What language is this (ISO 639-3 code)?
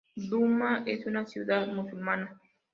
spa